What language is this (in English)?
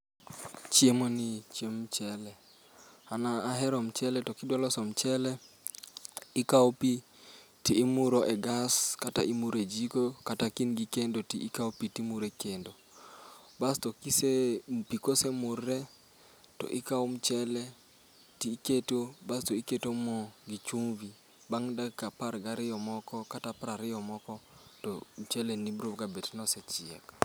Luo (Kenya and Tanzania)